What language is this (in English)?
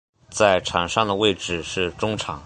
Chinese